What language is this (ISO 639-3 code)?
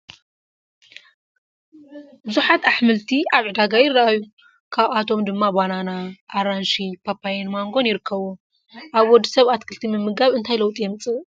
tir